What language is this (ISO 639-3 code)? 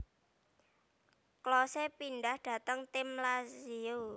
jav